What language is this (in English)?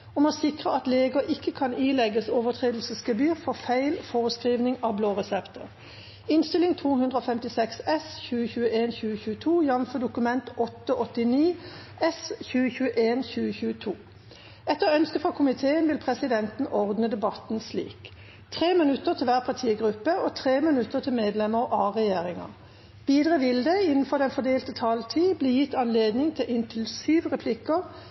Norwegian Bokmål